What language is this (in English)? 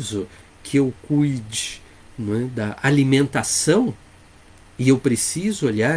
Portuguese